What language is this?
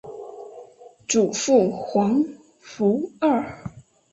Chinese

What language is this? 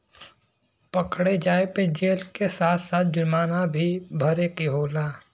Bhojpuri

